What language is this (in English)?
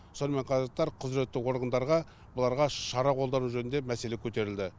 Kazakh